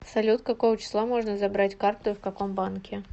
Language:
Russian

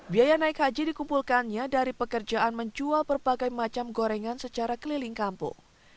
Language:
Indonesian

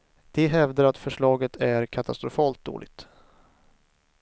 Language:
Swedish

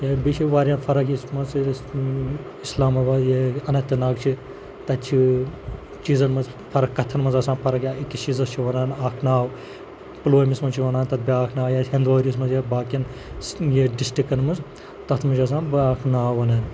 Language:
Kashmiri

